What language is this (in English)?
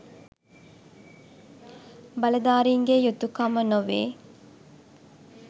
Sinhala